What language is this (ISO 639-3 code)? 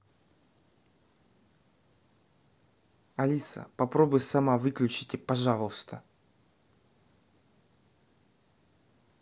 rus